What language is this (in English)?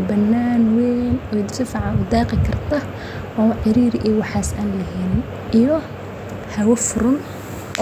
Somali